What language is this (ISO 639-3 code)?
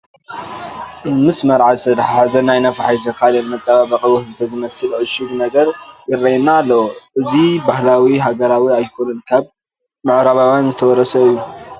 tir